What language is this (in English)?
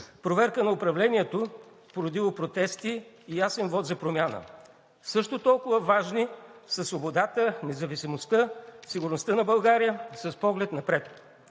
Bulgarian